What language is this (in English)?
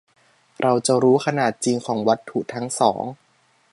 Thai